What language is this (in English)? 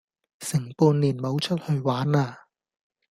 Cantonese